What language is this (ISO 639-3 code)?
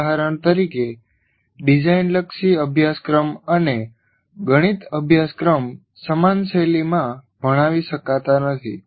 guj